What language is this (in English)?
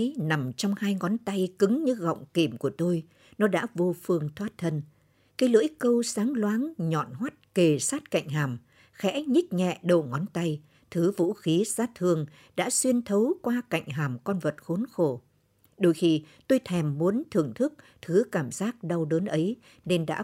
Vietnamese